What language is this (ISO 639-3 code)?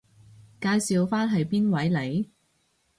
yue